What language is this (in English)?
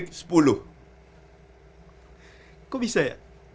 Indonesian